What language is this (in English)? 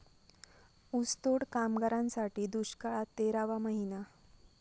Marathi